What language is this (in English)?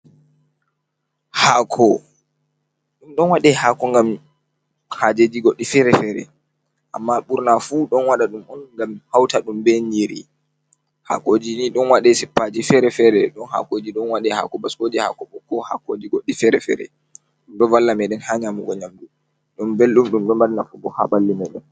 Fula